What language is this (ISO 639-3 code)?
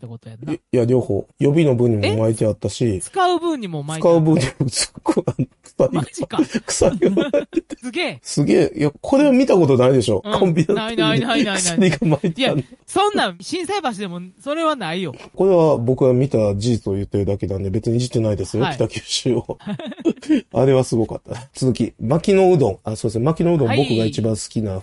jpn